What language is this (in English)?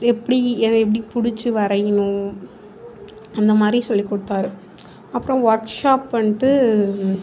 Tamil